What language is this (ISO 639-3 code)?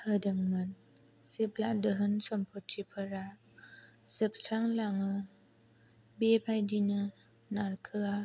brx